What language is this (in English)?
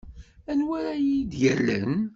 Kabyle